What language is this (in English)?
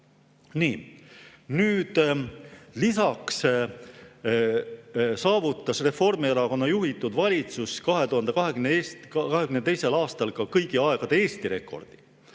Estonian